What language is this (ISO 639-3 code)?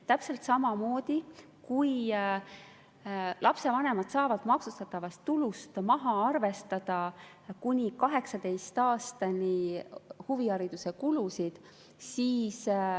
est